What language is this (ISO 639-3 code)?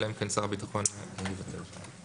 heb